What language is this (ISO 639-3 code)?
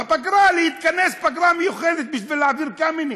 heb